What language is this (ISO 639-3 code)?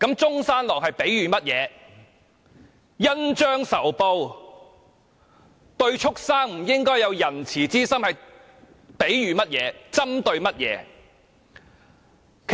yue